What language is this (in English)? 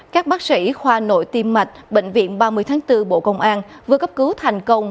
Vietnamese